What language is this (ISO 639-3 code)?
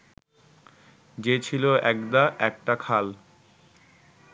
ben